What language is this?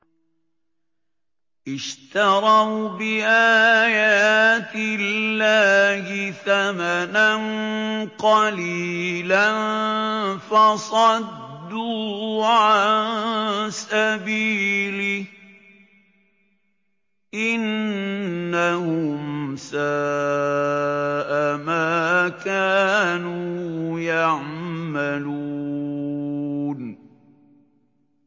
Arabic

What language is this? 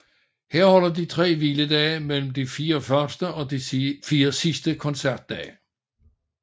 Danish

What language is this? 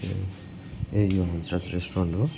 Nepali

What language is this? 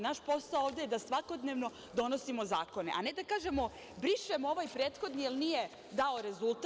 Serbian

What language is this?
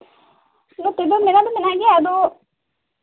Santali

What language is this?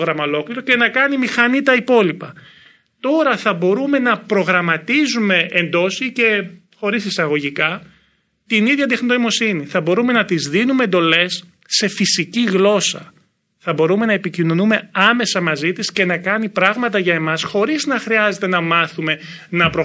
Greek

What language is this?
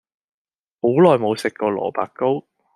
Cantonese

